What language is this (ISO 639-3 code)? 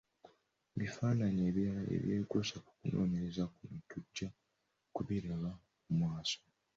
lug